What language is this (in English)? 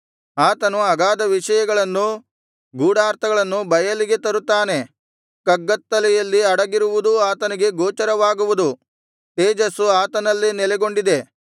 Kannada